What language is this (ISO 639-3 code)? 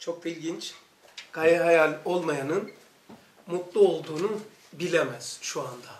tur